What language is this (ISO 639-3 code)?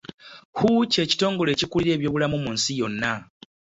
lug